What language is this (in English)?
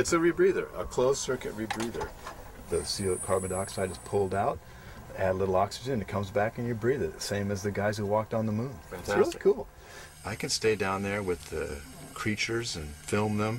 English